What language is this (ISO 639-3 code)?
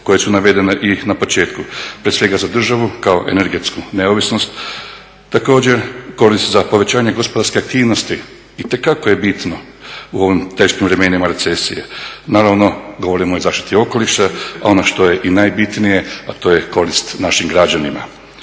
hrv